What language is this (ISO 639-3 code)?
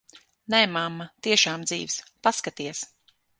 lav